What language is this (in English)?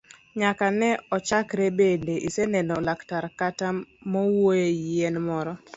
Luo (Kenya and Tanzania)